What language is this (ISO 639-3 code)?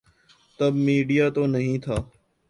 urd